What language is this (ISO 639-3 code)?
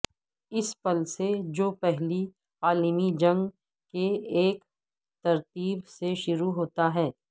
urd